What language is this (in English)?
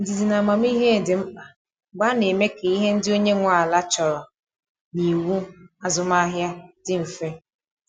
Igbo